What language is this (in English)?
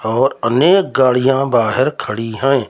Hindi